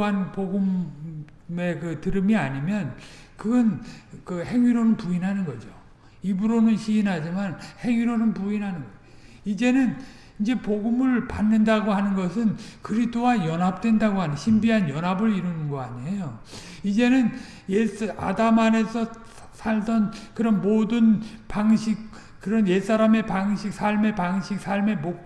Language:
Korean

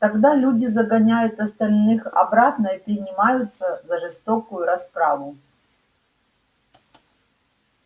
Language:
Russian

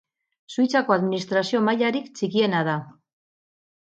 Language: Basque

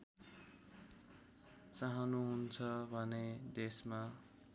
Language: Nepali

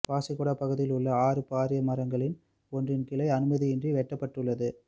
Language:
Tamil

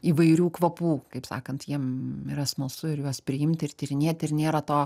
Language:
Lithuanian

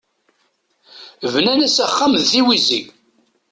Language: Kabyle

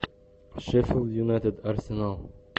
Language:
Russian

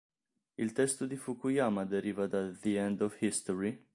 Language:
Italian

